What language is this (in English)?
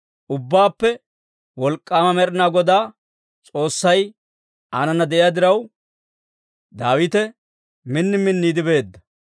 Dawro